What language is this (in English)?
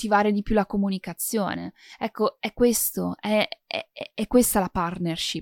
Italian